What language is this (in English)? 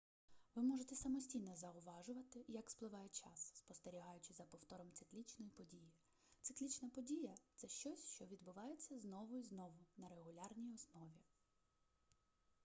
Ukrainian